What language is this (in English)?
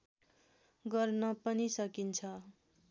Nepali